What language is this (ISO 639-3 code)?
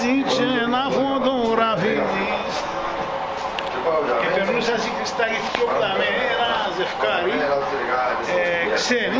ell